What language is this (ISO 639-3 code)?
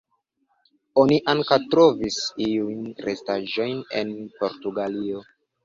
epo